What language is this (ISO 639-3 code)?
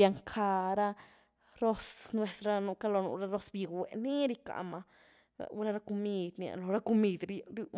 ztu